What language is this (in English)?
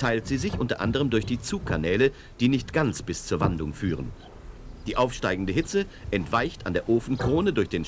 German